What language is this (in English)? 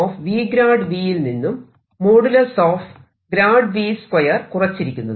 Malayalam